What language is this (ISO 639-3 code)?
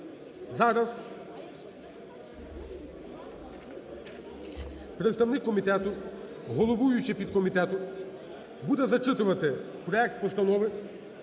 ukr